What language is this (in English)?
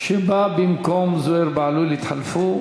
Hebrew